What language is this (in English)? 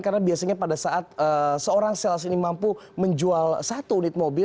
Indonesian